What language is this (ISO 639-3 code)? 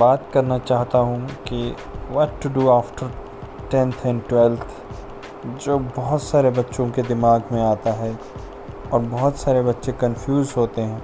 hin